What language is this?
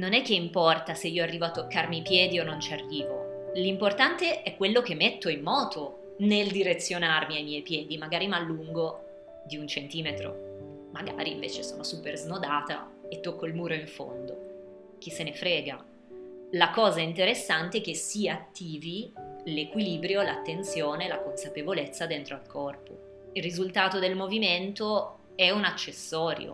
Italian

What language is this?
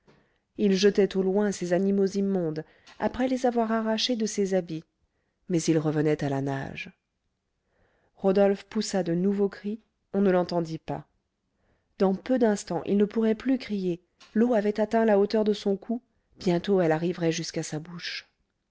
French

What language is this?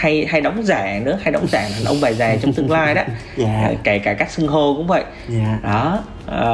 Vietnamese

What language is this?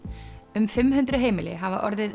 Icelandic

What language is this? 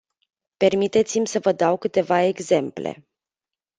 Romanian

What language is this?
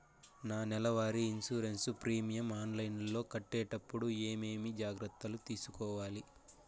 Telugu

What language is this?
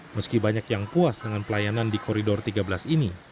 Indonesian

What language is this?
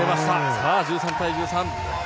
Japanese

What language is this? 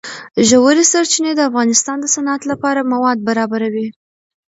Pashto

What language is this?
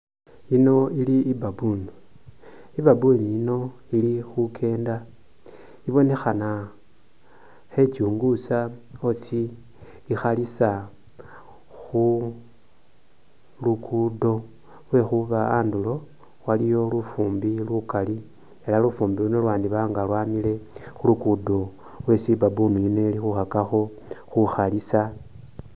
Masaaba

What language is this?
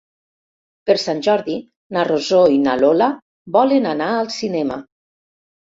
Catalan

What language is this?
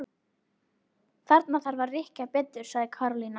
Icelandic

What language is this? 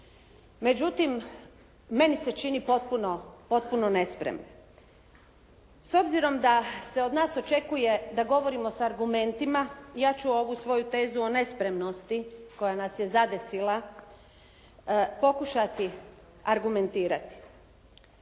Croatian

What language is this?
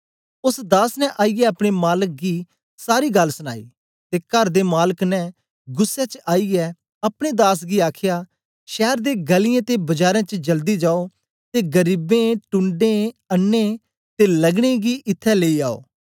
Dogri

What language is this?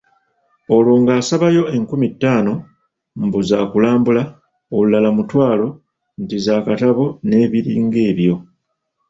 Ganda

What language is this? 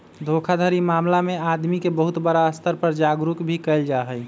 Magahi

